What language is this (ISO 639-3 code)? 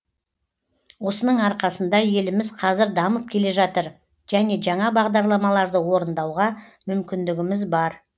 kaz